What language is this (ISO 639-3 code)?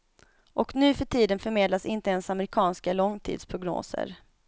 swe